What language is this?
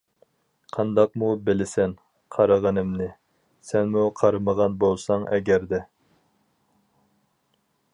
Uyghur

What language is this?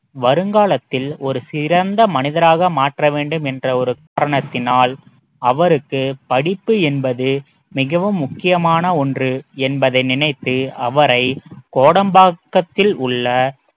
Tamil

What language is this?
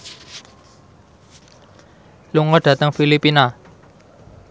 Javanese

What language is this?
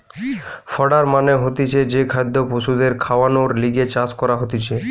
Bangla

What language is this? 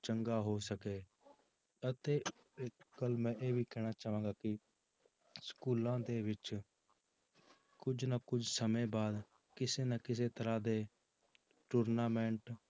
Punjabi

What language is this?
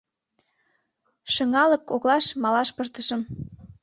Mari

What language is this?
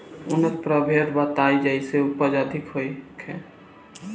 Bhojpuri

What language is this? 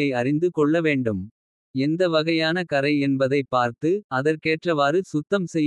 Kota (India)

